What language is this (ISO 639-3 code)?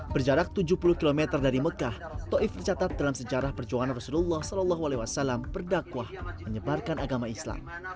ind